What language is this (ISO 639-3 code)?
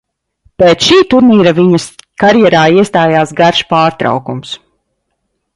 lav